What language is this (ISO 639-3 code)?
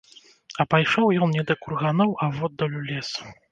bel